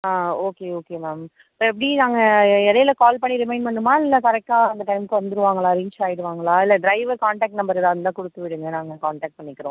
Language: Tamil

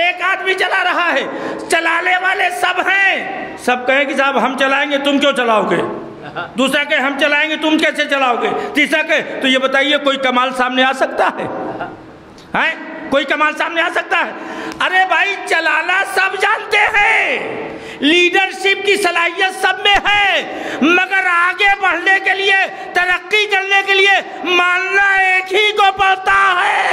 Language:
Hindi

